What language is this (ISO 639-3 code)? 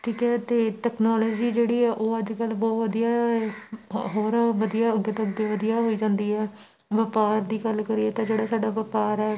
pan